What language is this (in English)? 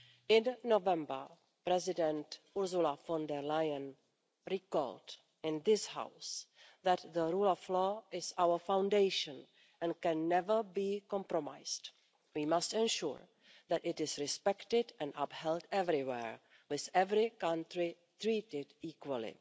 English